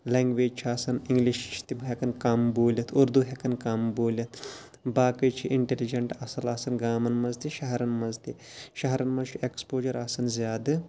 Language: Kashmiri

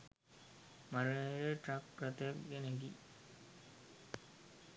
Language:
Sinhala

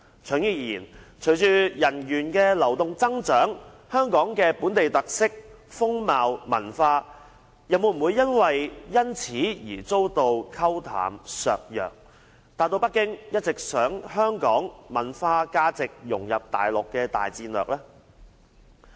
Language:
Cantonese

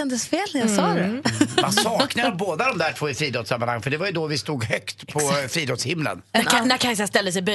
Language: Swedish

